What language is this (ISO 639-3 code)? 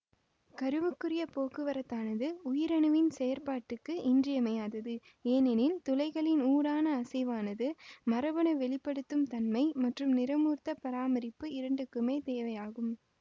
tam